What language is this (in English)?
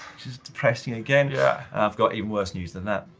English